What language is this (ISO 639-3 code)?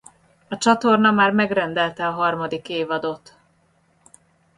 hun